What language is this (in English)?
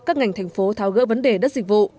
Vietnamese